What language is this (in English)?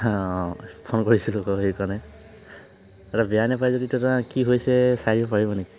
Assamese